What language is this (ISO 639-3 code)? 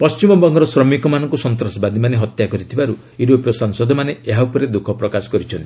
ori